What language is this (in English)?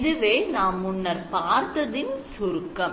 Tamil